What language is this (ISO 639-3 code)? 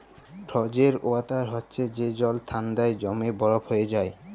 ben